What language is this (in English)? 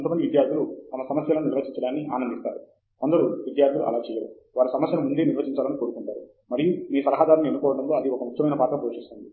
Telugu